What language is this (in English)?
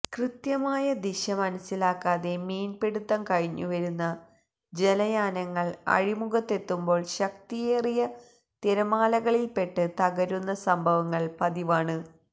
Malayalam